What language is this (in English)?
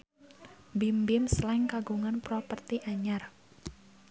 Sundanese